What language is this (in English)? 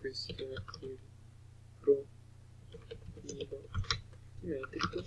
Italian